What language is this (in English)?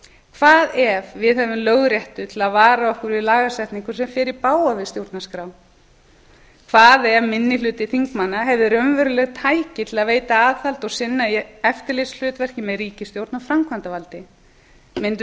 Icelandic